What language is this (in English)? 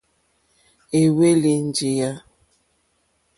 Mokpwe